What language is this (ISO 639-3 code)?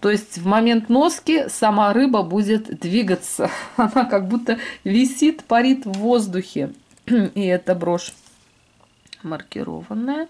rus